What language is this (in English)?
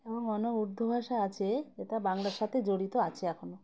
Bangla